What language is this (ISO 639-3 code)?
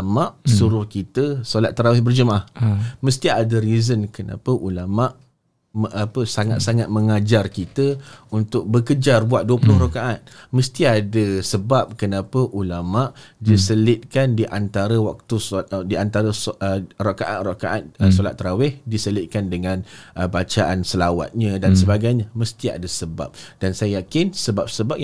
msa